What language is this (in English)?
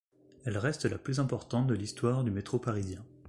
French